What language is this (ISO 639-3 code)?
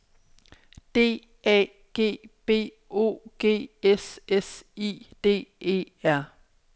dan